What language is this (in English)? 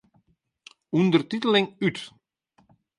Western Frisian